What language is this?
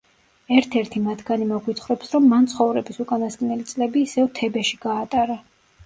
Georgian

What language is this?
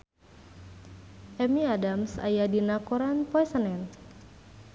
Sundanese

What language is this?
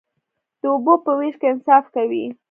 Pashto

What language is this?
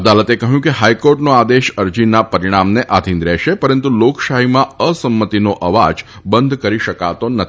Gujarati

